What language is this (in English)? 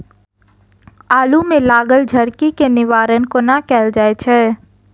Maithili